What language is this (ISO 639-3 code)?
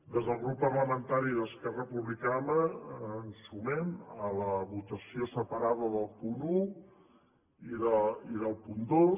cat